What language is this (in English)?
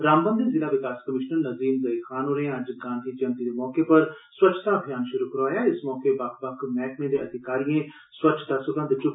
Dogri